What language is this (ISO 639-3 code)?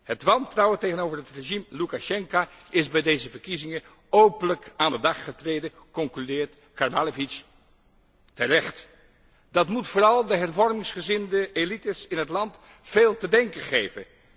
nld